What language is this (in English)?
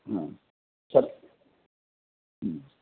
Sanskrit